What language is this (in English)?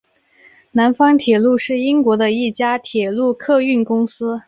Chinese